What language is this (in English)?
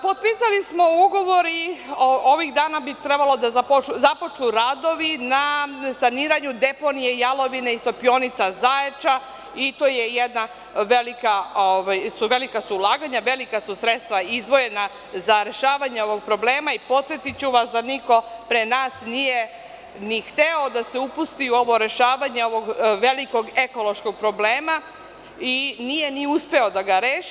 Serbian